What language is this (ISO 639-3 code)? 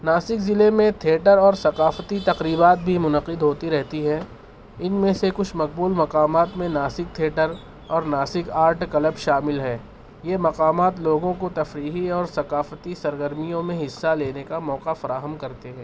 urd